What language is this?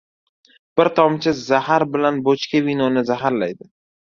Uzbek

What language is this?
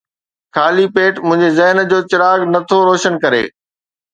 Sindhi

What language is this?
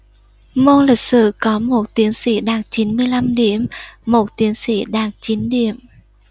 Vietnamese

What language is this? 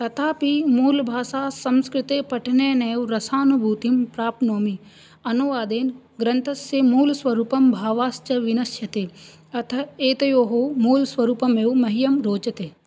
Sanskrit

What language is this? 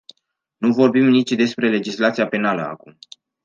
Romanian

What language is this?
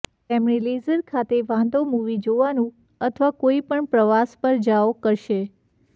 Gujarati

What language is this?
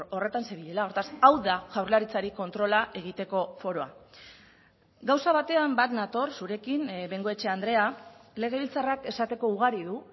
Basque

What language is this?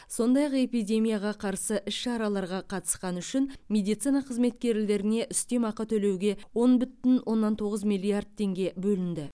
Kazakh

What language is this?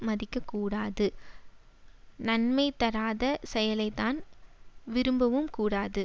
Tamil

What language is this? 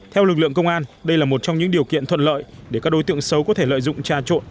Vietnamese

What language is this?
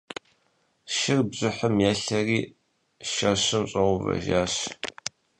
Kabardian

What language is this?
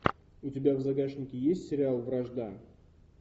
Russian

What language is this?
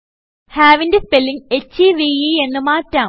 Malayalam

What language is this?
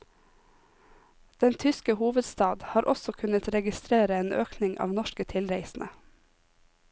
Norwegian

